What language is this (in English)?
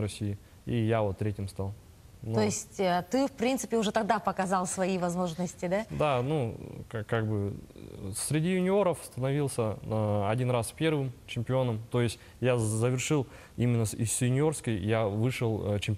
Russian